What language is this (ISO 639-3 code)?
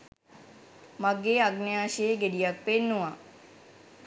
sin